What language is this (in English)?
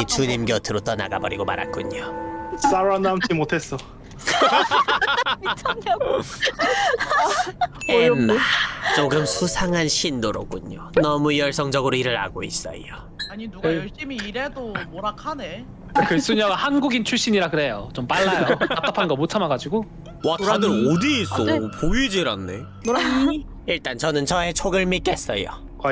Korean